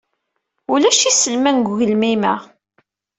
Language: Kabyle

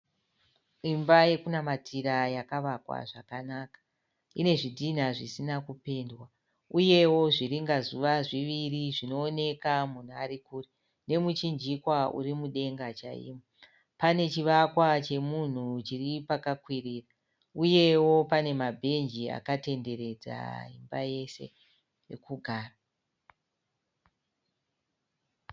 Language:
Shona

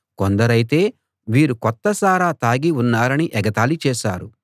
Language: Telugu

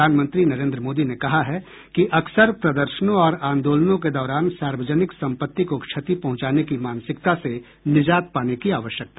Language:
Hindi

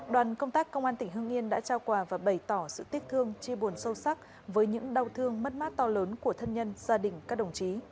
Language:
Vietnamese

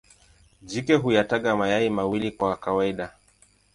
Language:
Swahili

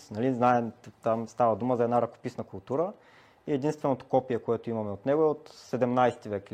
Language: Bulgarian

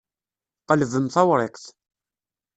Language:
Kabyle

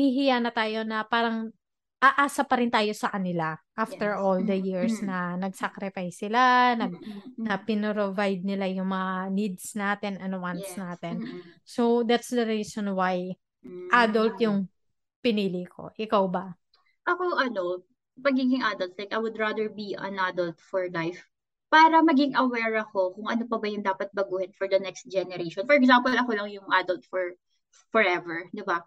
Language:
Filipino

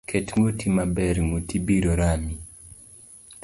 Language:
Luo (Kenya and Tanzania)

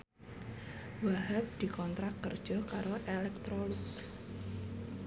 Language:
Javanese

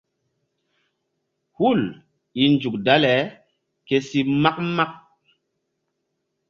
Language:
Mbum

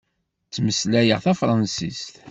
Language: Kabyle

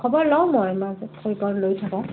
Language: Assamese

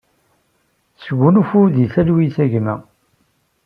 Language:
Kabyle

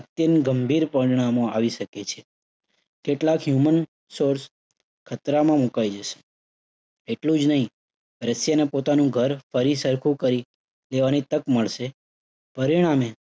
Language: Gujarati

